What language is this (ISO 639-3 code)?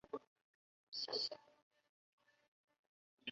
zho